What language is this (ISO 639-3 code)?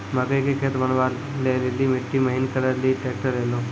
mai